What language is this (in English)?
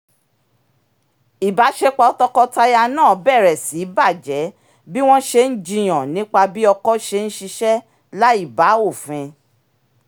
Yoruba